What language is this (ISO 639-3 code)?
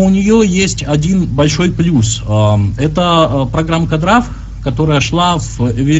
rus